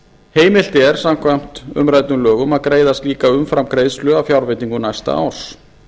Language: Icelandic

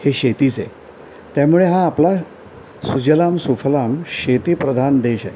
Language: Marathi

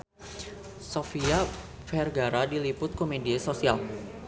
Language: Sundanese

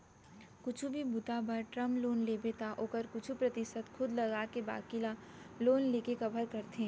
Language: Chhattisgarhi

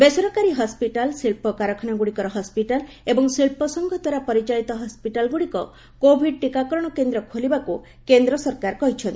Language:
Odia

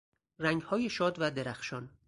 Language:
Persian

